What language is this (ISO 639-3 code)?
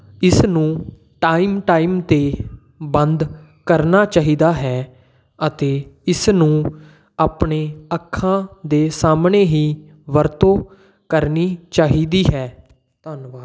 pan